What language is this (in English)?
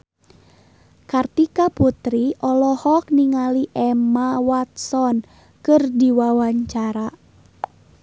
Sundanese